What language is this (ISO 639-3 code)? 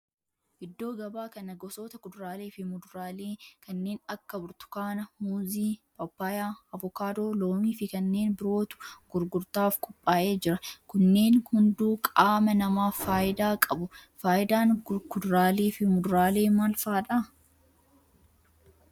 orm